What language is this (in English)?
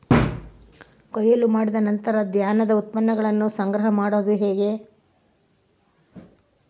Kannada